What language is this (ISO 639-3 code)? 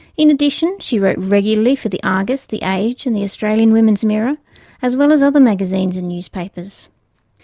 eng